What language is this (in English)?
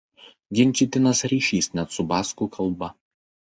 Lithuanian